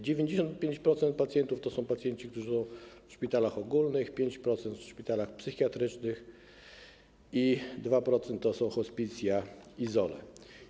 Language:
Polish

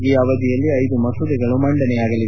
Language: Kannada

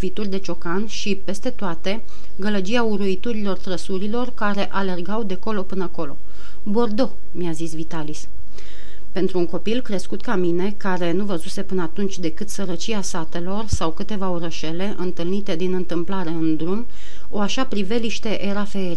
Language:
Romanian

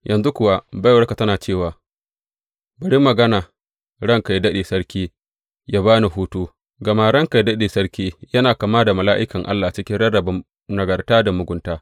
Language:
Hausa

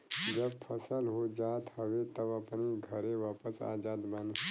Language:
Bhojpuri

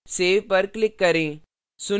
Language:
Hindi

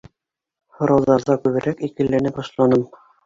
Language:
Bashkir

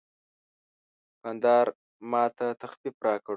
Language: Pashto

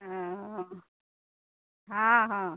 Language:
Maithili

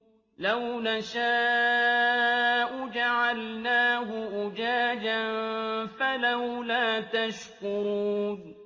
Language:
Arabic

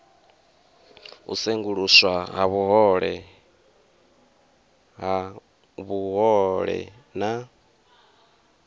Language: Venda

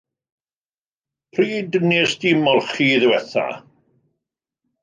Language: Welsh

